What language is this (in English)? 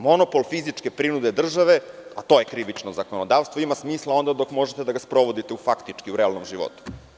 Serbian